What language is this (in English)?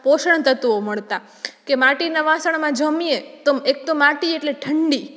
Gujarati